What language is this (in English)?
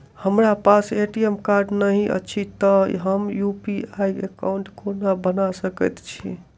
Maithili